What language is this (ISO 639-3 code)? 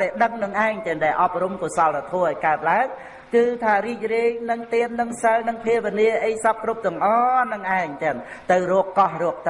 vie